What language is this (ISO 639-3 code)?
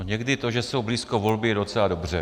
ces